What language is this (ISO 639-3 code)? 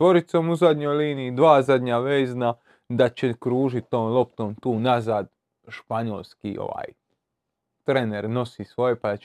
hrv